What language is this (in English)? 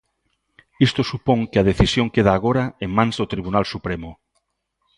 Galician